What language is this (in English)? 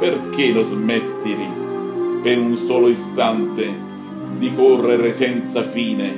Italian